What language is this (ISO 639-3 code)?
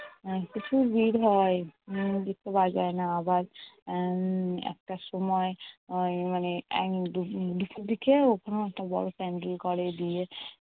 ben